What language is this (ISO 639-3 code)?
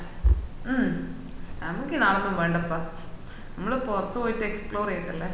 mal